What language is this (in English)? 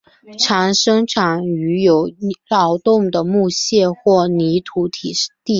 Chinese